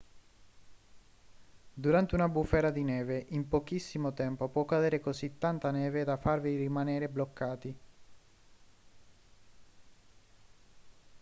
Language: Italian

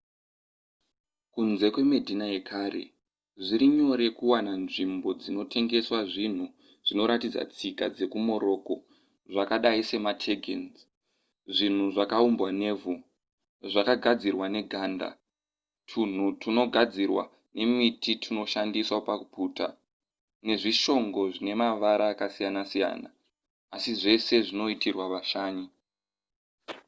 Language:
Shona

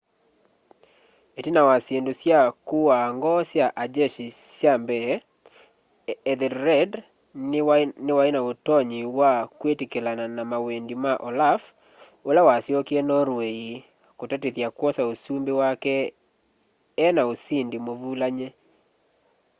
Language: Kamba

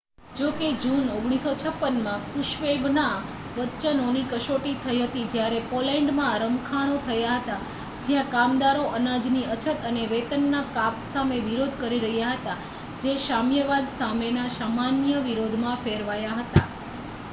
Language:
Gujarati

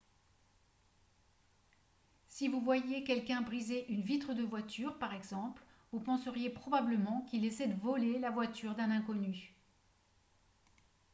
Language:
French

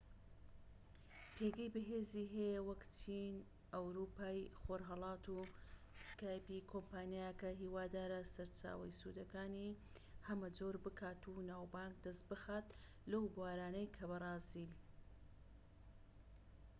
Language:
Central Kurdish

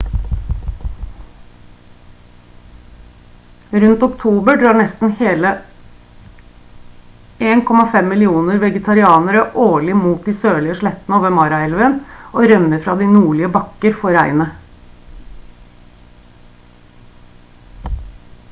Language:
Norwegian Bokmål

